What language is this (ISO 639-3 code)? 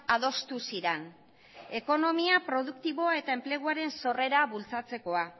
eus